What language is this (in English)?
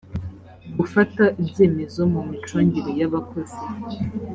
Kinyarwanda